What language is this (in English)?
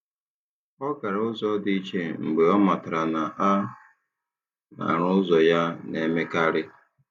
Igbo